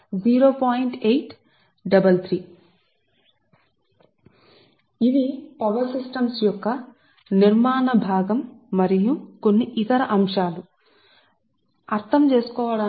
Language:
Telugu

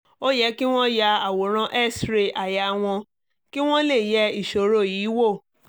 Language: Yoruba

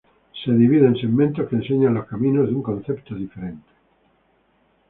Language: Spanish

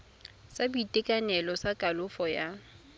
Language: Tswana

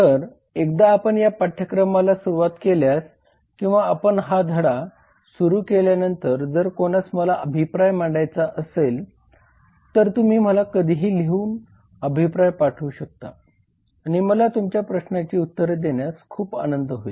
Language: Marathi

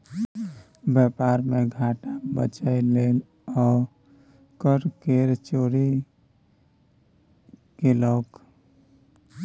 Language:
Maithili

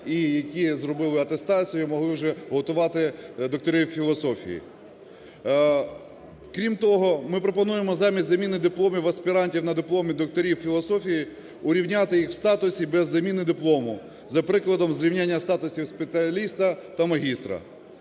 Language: Ukrainian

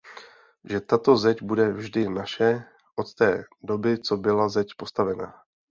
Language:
Czech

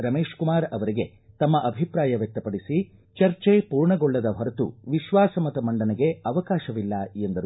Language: Kannada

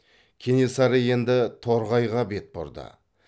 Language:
Kazakh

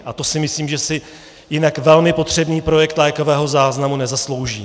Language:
Czech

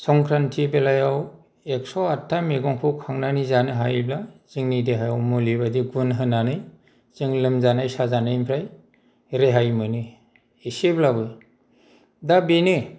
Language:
Bodo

